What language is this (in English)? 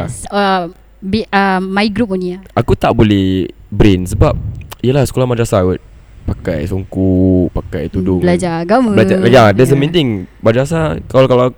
Malay